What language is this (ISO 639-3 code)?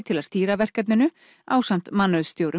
isl